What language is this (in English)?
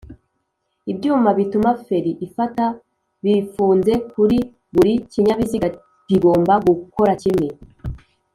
Kinyarwanda